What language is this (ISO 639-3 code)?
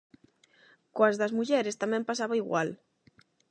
glg